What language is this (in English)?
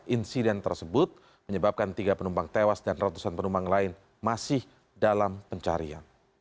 Indonesian